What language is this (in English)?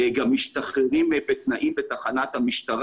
Hebrew